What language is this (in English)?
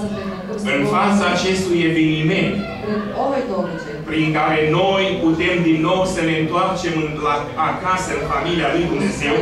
Romanian